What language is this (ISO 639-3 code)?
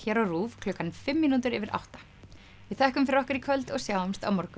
isl